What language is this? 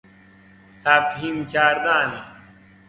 Persian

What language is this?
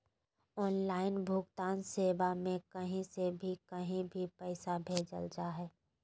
Magahi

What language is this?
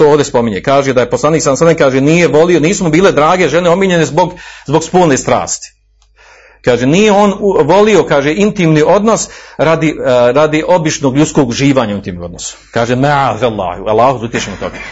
Croatian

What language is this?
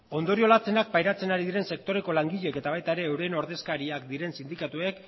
Basque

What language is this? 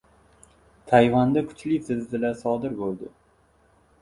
Uzbek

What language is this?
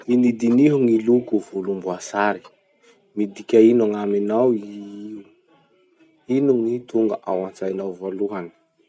Masikoro Malagasy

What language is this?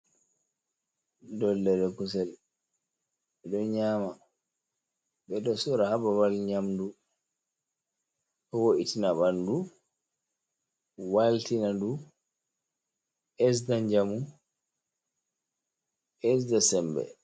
Fula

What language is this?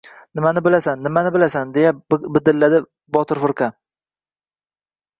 Uzbek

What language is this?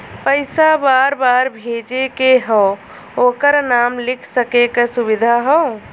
Bhojpuri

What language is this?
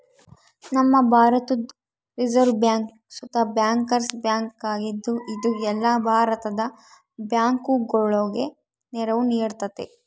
Kannada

